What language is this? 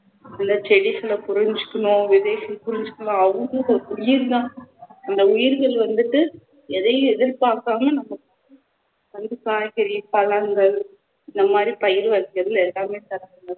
Tamil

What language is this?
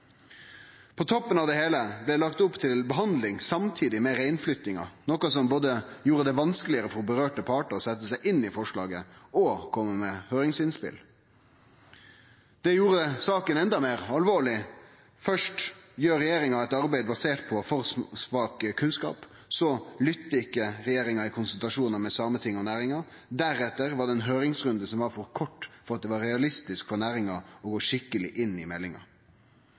Norwegian Nynorsk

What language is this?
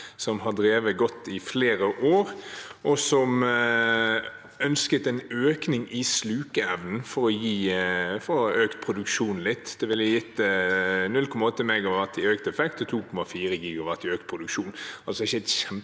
Norwegian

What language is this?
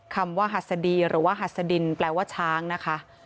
Thai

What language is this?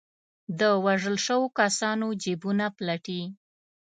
Pashto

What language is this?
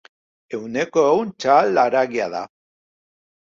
Basque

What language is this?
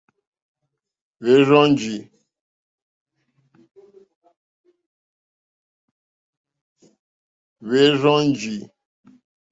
Mokpwe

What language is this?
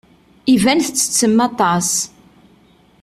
Kabyle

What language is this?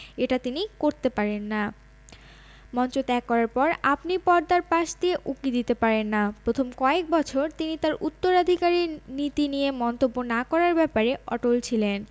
Bangla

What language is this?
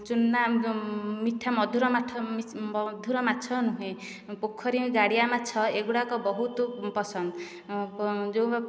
Odia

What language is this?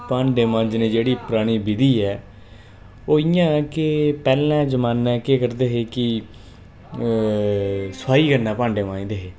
Dogri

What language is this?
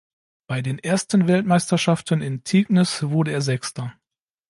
German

